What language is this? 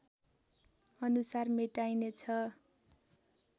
Nepali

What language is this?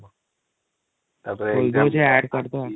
Odia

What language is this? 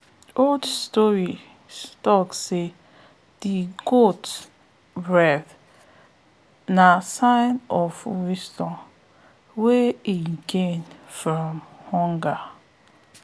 Nigerian Pidgin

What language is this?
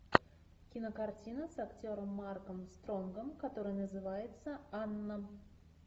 Russian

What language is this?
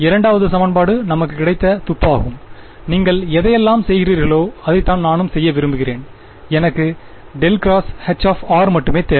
Tamil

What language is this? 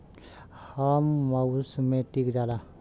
Bhojpuri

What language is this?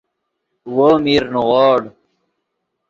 Yidgha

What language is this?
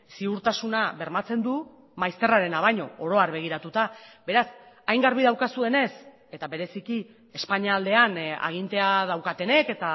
Basque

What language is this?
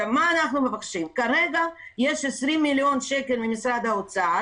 Hebrew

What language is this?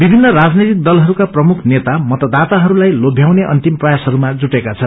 Nepali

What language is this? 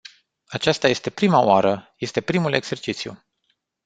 Romanian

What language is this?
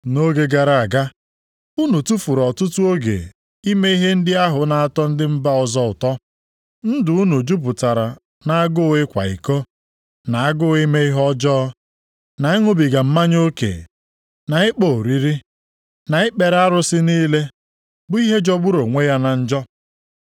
Igbo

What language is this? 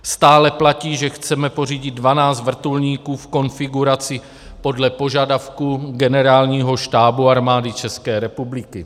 Czech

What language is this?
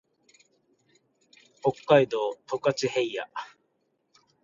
Japanese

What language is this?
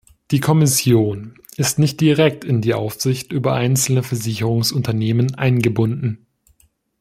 German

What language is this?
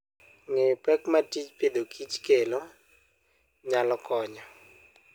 Luo (Kenya and Tanzania)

